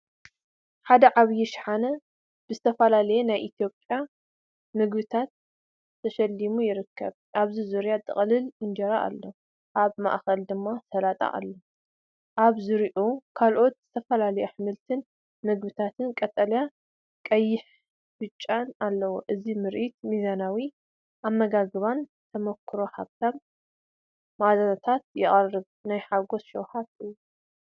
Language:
Tigrinya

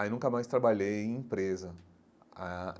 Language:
Portuguese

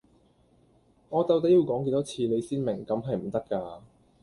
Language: Cantonese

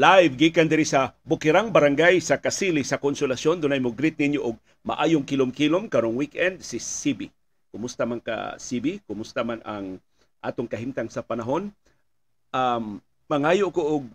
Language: Filipino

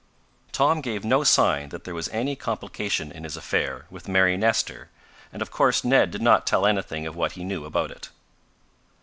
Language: English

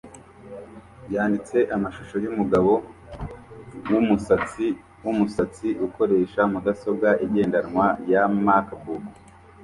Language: Kinyarwanda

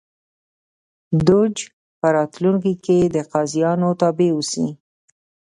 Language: Pashto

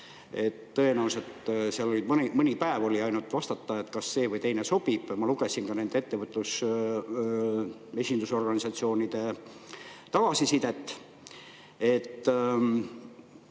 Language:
Estonian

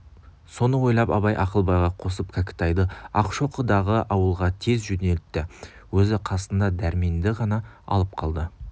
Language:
Kazakh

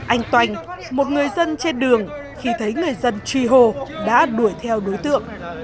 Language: Vietnamese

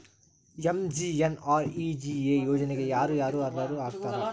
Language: Kannada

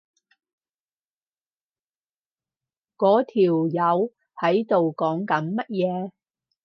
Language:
Cantonese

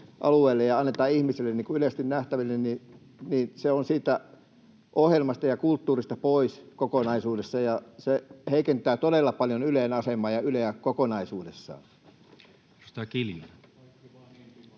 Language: Finnish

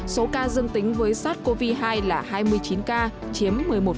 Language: Vietnamese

